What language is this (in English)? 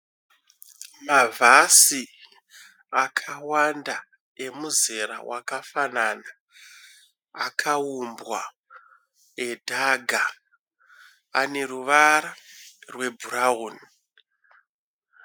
Shona